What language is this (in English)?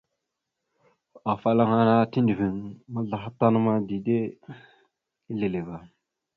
Mada (Cameroon)